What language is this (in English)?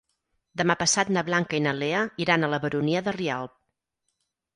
Catalan